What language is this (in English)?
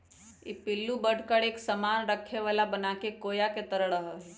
Magahi